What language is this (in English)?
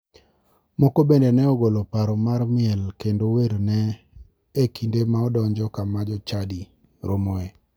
Luo (Kenya and Tanzania)